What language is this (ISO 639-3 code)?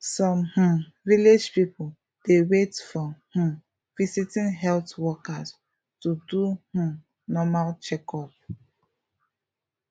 pcm